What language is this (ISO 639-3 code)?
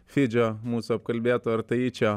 lit